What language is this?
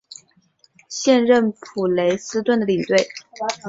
Chinese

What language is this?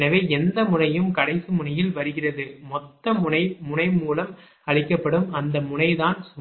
Tamil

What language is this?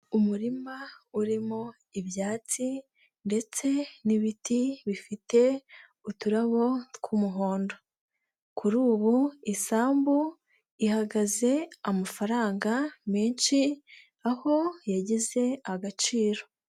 Kinyarwanda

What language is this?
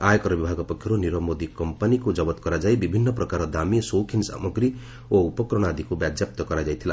Odia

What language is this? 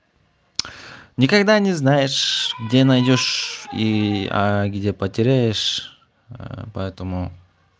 Russian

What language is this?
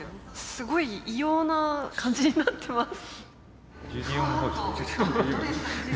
Japanese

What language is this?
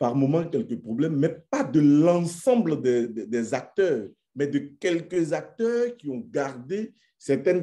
French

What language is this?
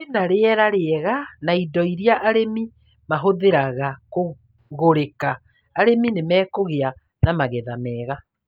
Kikuyu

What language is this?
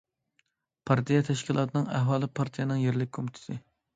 Uyghur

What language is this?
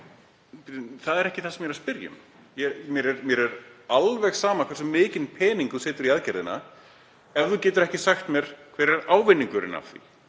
Icelandic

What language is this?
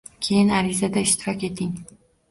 Uzbek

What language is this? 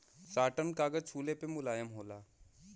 Bhojpuri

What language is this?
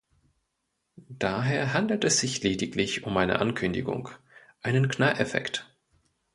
German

